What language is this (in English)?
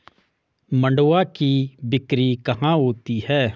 Hindi